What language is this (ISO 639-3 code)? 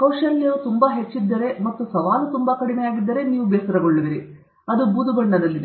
kan